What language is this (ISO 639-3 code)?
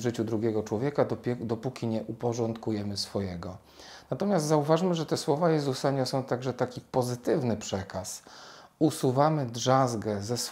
pol